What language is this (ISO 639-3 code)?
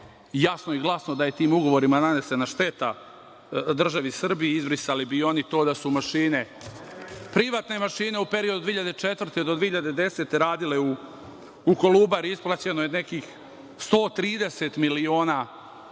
srp